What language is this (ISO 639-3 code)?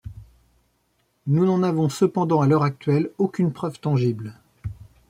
fra